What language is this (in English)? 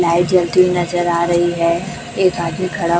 Hindi